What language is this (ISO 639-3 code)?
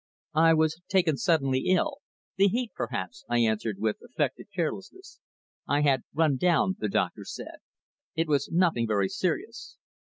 eng